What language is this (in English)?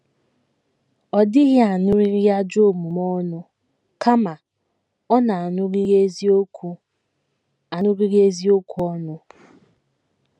Igbo